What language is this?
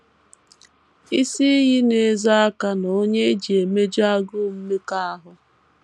Igbo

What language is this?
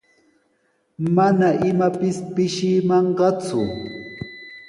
Sihuas Ancash Quechua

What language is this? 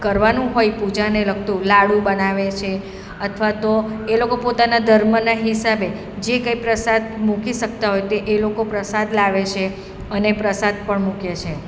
Gujarati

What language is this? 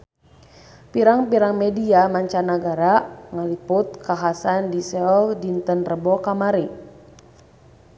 Sundanese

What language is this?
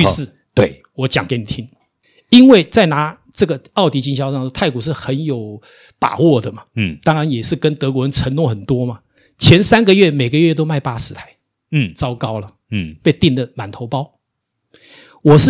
Chinese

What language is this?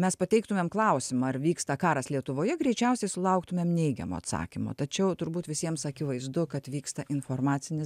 Lithuanian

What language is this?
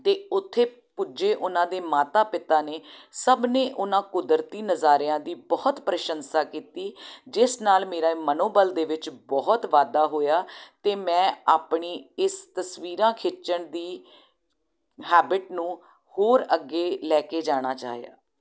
Punjabi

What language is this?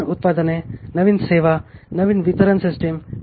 Marathi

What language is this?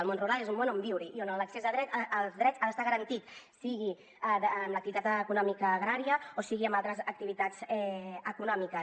Catalan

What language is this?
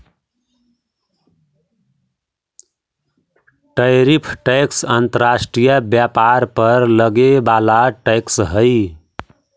Magahi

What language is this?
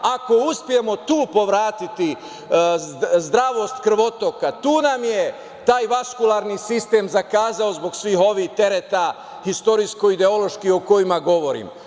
Serbian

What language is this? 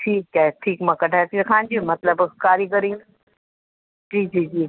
Sindhi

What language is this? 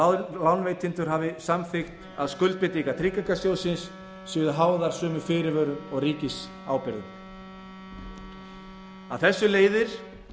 Icelandic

